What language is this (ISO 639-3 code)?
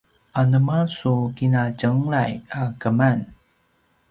pwn